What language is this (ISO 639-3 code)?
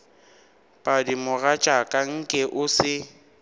nso